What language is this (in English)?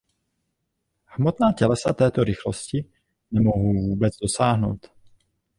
Czech